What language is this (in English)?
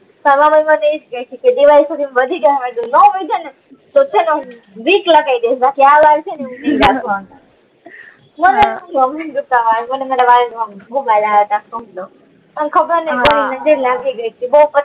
Gujarati